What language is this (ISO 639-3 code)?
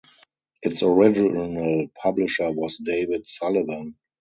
eng